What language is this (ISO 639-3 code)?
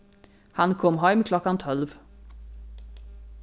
fao